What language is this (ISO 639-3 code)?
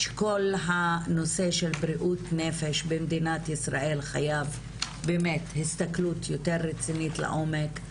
heb